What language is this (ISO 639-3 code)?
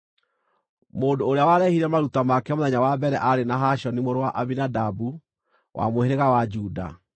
kik